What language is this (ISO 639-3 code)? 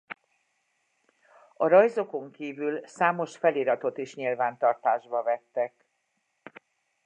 hun